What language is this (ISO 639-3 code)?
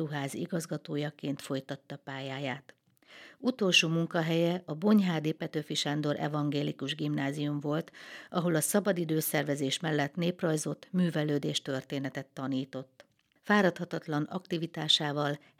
hun